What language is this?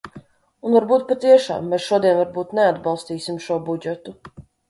Latvian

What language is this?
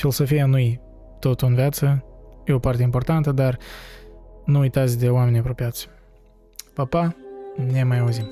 Romanian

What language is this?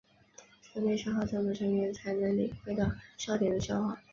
Chinese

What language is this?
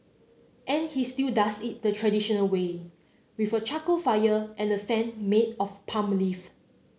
English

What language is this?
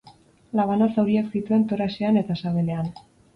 Basque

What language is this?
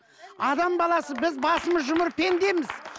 Kazakh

